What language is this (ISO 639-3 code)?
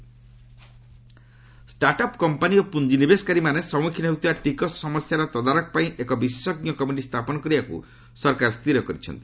ori